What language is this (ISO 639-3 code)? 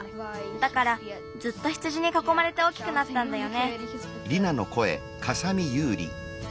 jpn